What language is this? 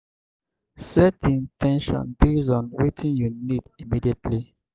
Nigerian Pidgin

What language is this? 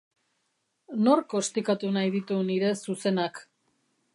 Basque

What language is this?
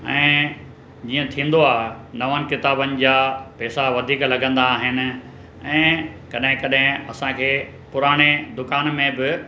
Sindhi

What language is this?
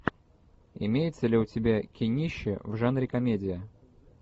Russian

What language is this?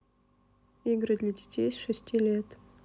Russian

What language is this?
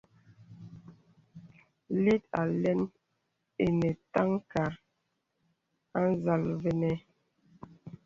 Bebele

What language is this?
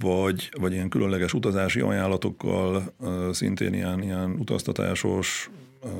Hungarian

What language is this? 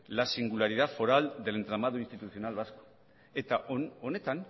Spanish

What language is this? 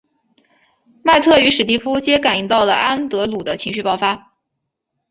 Chinese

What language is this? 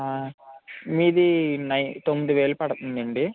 Telugu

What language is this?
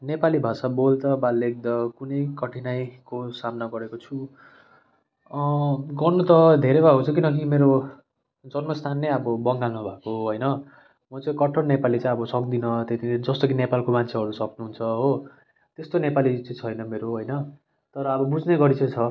Nepali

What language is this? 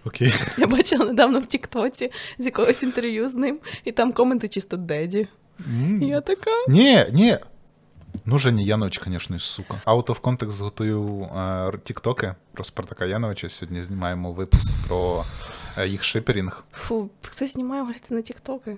Ukrainian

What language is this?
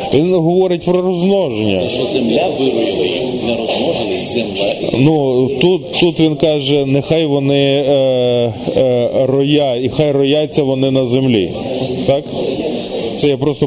Ukrainian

